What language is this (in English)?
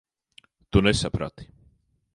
Latvian